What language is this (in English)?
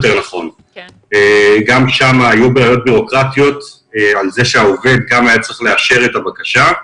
Hebrew